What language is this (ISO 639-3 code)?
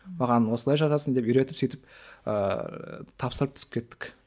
kaz